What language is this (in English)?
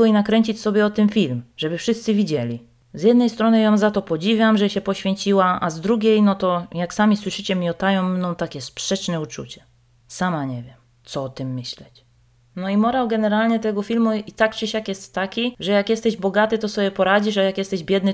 Polish